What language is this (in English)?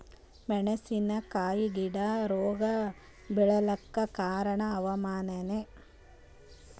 Kannada